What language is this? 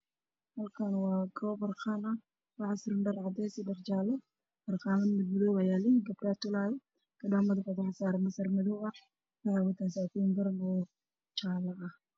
Somali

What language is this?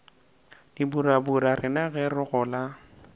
Northern Sotho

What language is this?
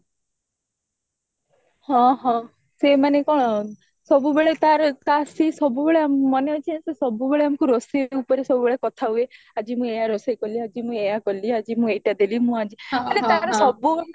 Odia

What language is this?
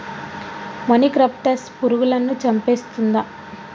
Telugu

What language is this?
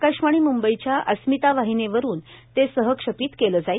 Marathi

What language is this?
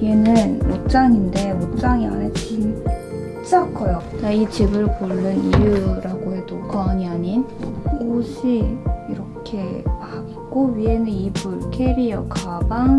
Korean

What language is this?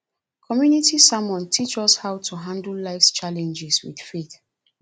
Nigerian Pidgin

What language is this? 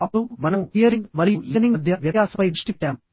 Telugu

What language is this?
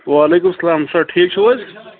Kashmiri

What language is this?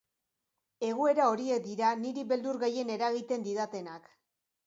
Basque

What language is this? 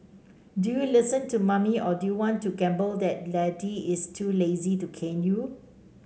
English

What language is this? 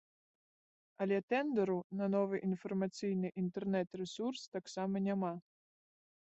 Belarusian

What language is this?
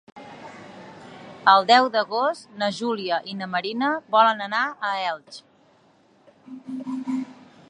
Catalan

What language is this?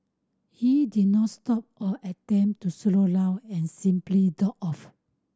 English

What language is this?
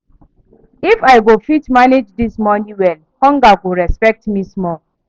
Nigerian Pidgin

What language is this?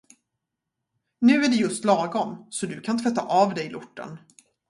Swedish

